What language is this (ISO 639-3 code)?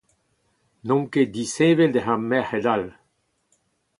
bre